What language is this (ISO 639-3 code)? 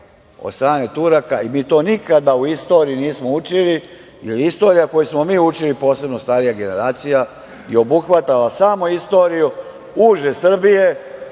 srp